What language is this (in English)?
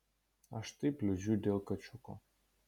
Lithuanian